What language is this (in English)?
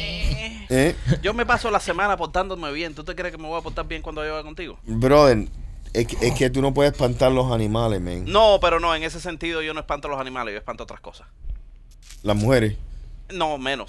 Spanish